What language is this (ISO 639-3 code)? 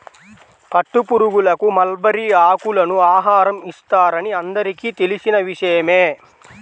tel